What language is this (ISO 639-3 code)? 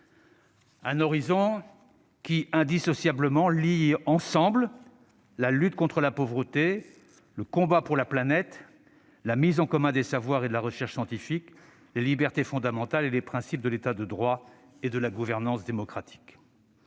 fra